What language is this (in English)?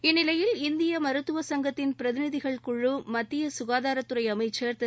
Tamil